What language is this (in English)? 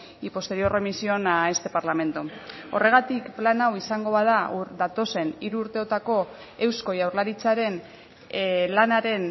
Basque